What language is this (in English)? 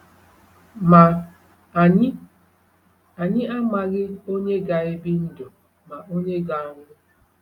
Igbo